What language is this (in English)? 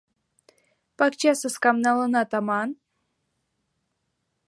Mari